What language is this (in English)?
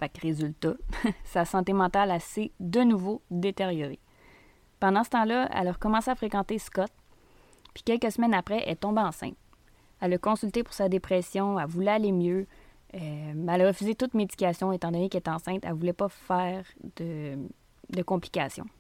French